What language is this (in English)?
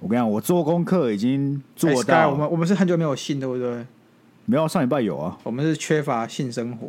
Chinese